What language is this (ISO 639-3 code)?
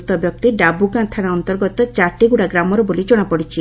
ori